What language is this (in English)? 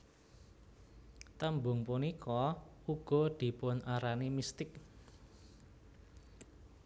Javanese